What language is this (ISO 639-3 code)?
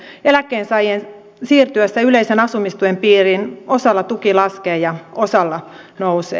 fin